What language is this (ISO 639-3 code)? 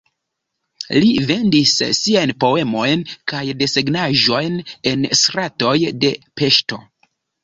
epo